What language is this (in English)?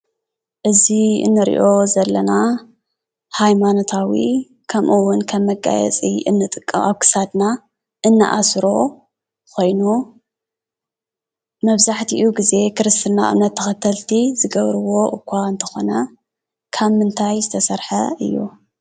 Tigrinya